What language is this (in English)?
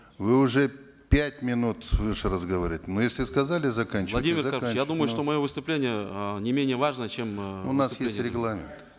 Kazakh